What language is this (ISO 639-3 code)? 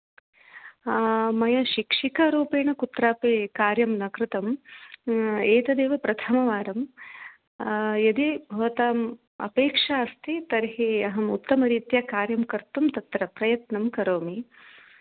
san